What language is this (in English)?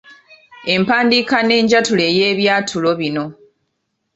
Ganda